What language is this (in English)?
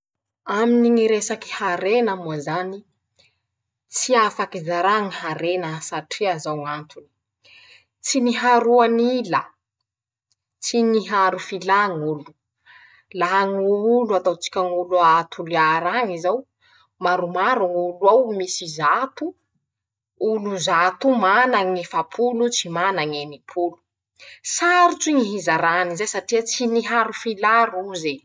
Masikoro Malagasy